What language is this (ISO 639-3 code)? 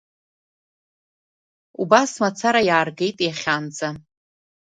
abk